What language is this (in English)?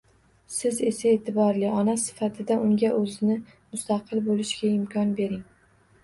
Uzbek